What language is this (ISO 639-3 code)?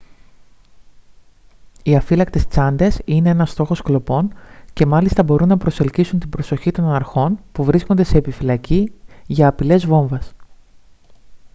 ell